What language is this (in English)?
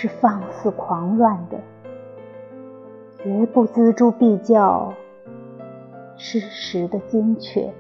Chinese